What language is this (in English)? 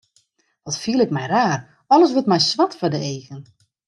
Western Frisian